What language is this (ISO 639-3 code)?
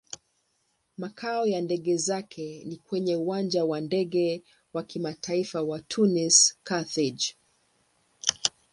swa